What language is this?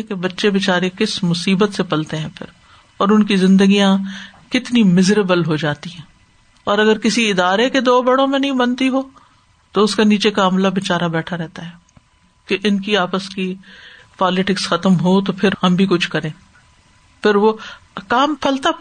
Urdu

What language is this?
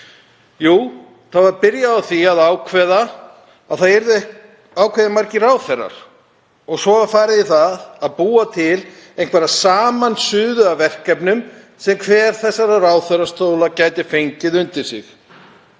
Icelandic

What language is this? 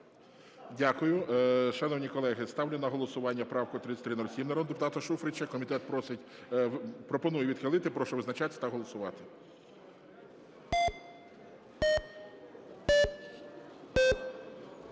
Ukrainian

